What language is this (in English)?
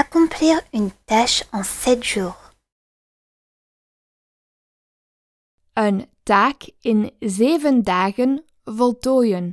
Dutch